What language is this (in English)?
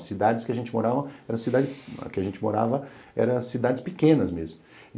Portuguese